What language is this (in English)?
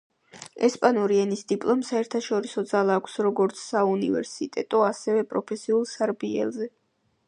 Georgian